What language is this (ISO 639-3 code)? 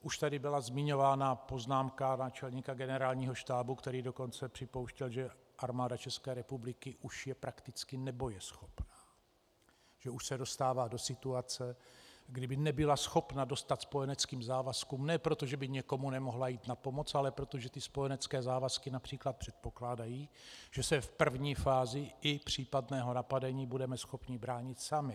ces